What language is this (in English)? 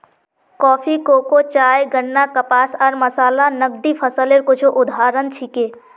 Magahi